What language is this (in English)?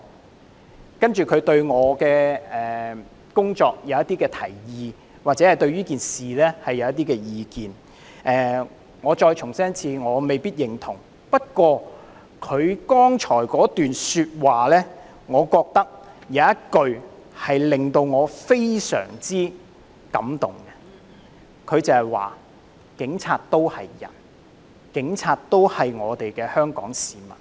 Cantonese